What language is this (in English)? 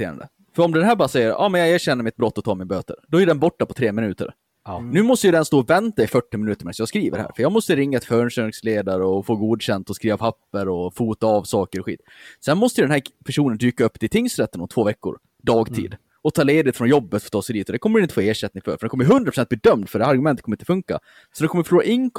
Swedish